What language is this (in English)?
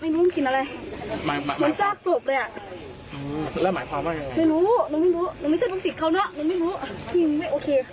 Thai